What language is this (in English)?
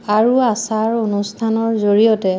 Assamese